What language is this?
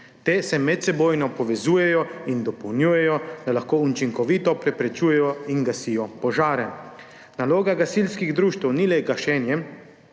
Slovenian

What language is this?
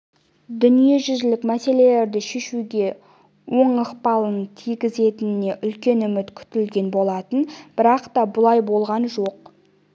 Kazakh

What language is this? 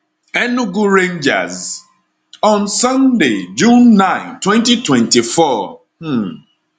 Nigerian Pidgin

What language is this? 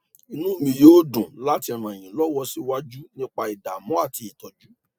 Yoruba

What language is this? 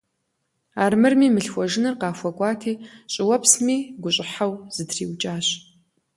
Kabardian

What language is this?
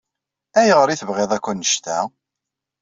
Kabyle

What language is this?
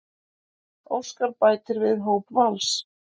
Icelandic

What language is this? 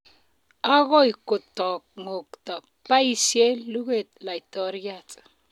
Kalenjin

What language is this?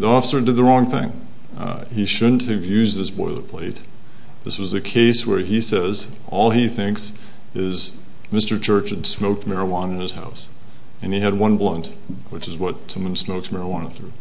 English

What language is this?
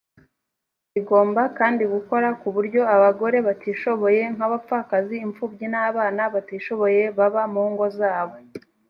Kinyarwanda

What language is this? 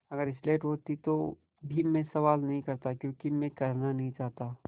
Hindi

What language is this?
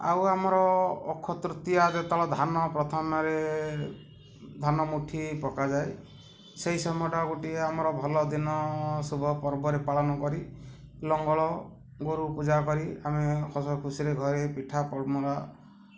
Odia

